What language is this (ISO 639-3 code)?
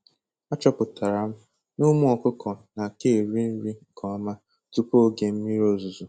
ibo